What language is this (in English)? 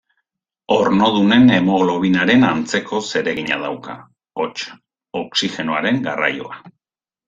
Basque